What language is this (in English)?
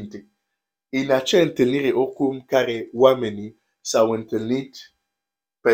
Romanian